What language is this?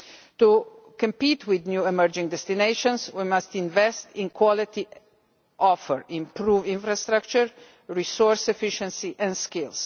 English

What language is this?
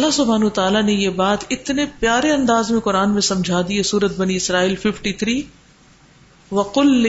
Urdu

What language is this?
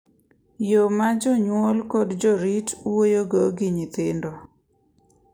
Luo (Kenya and Tanzania)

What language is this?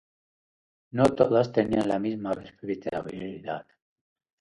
Spanish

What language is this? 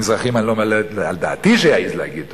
Hebrew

